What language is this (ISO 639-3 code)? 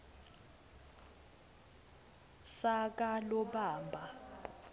ssw